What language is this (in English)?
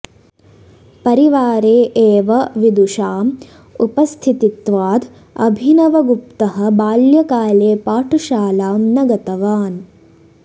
Sanskrit